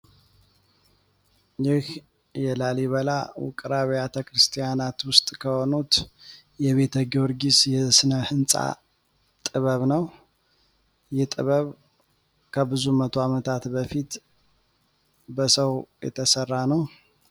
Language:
Amharic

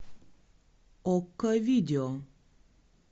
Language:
Russian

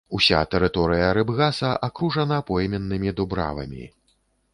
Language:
Belarusian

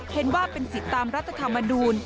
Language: Thai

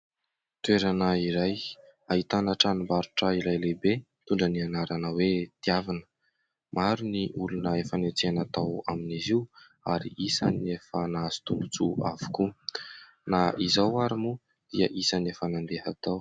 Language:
Malagasy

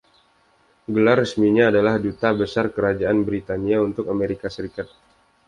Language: Indonesian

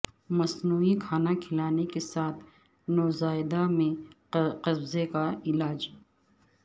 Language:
Urdu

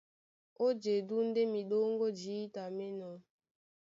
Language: Duala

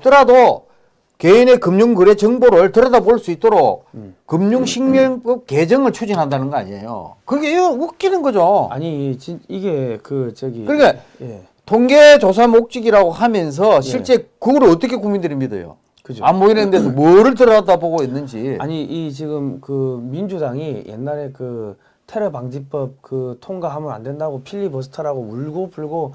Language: Korean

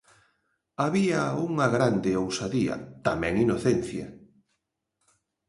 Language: Galician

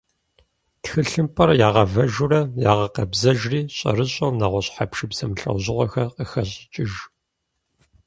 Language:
Kabardian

